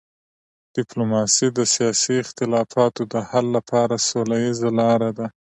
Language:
Pashto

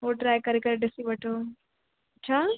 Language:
Sindhi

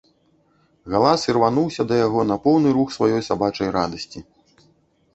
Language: Belarusian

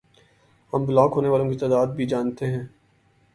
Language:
Urdu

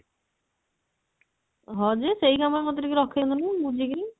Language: Odia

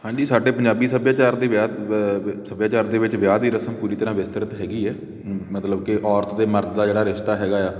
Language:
Punjabi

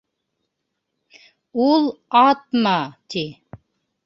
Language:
Bashkir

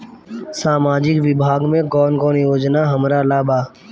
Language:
Bhojpuri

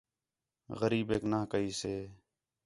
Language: Khetrani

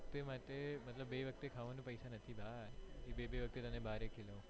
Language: Gujarati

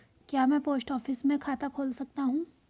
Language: Hindi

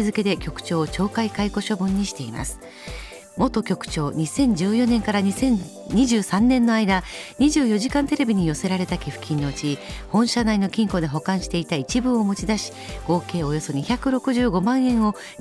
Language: Japanese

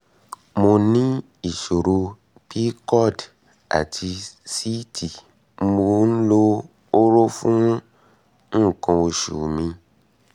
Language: Yoruba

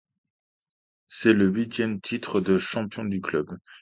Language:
French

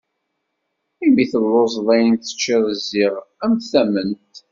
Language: Kabyle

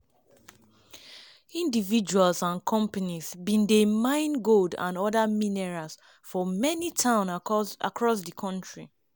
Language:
Nigerian Pidgin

